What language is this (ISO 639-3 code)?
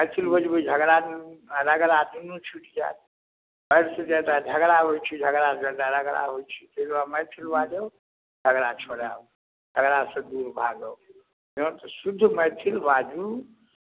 mai